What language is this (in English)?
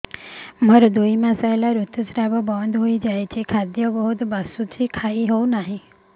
Odia